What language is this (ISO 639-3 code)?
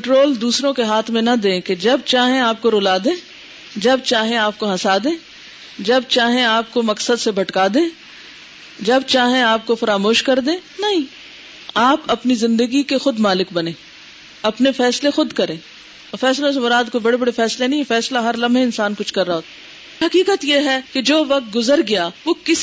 urd